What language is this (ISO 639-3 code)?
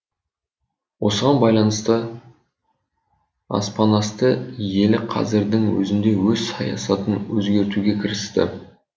kaz